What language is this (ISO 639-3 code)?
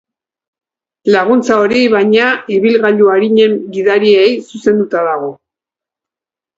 eus